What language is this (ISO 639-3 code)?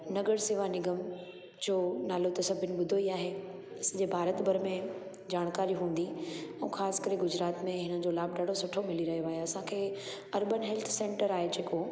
snd